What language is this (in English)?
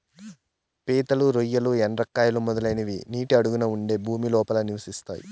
Telugu